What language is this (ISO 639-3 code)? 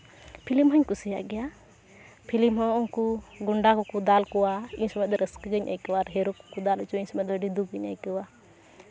sat